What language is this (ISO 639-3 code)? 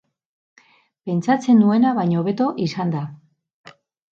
eus